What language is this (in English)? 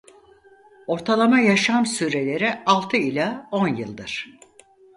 Turkish